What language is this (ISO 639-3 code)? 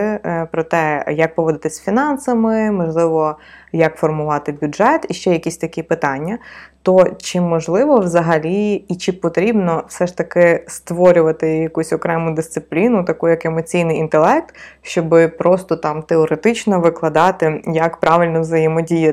ukr